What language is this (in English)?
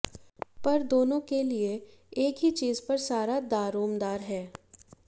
Hindi